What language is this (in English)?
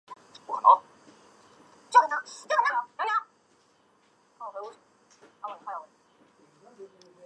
Chinese